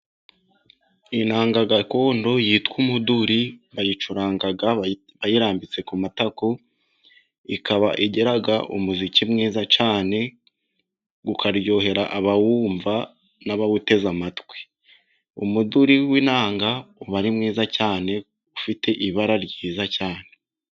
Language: Kinyarwanda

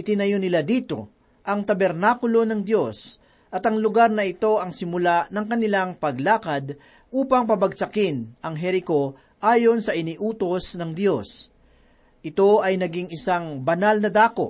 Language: Filipino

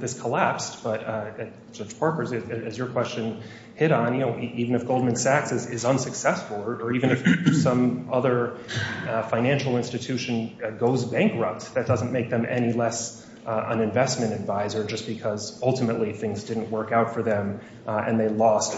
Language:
English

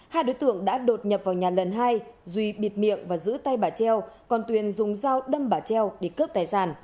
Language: Vietnamese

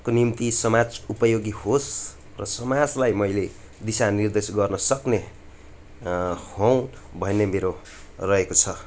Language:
Nepali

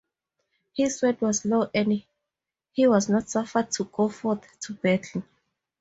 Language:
English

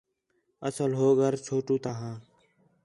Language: Khetrani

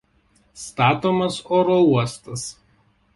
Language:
Lithuanian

